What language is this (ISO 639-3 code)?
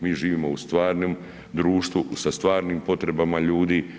hrv